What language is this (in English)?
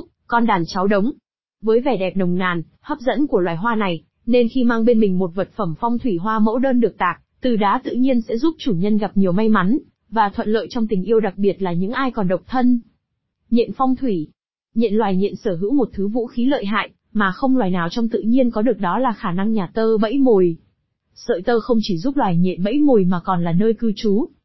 Vietnamese